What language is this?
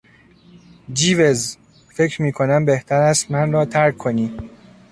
Persian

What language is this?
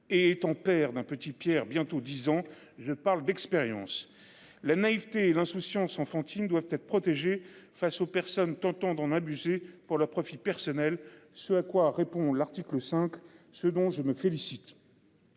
French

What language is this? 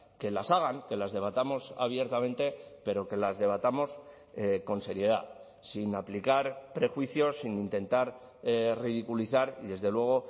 Spanish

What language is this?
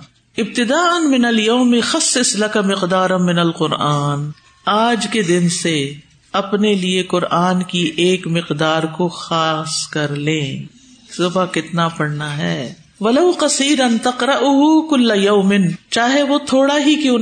Urdu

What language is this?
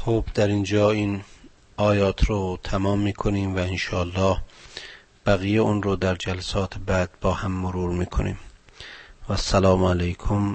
Persian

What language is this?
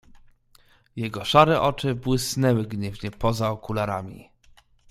Polish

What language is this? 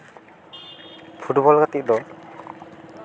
Santali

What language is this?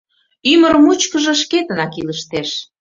Mari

